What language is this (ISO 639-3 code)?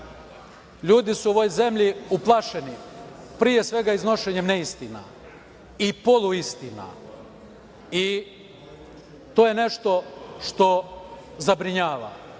srp